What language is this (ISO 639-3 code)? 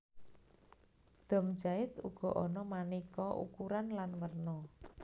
jav